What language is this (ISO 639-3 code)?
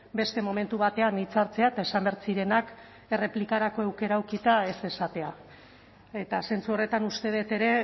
eus